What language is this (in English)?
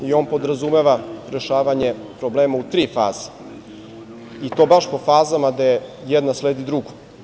Serbian